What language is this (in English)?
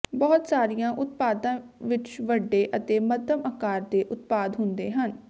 Punjabi